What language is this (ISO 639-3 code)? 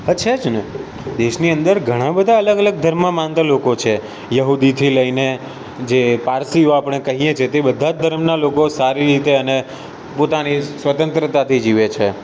guj